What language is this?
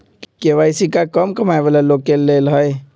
Magahi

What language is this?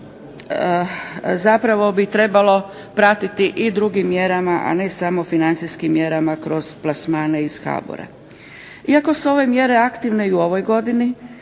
Croatian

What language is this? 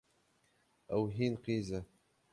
Kurdish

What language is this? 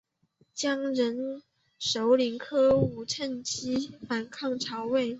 Chinese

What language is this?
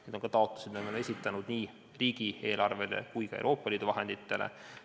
Estonian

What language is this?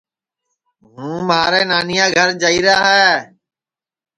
Sansi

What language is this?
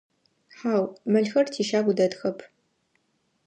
Adyghe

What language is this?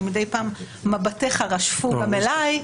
Hebrew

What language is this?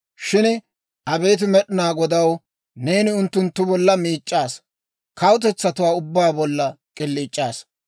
Dawro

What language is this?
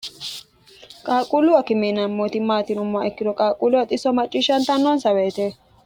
Sidamo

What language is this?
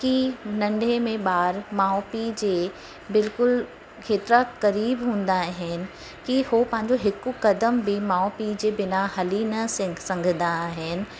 Sindhi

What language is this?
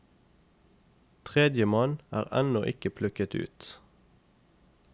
Norwegian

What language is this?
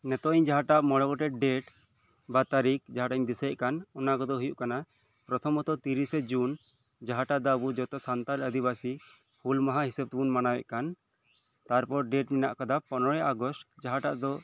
Santali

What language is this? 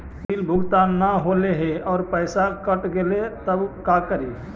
Magahi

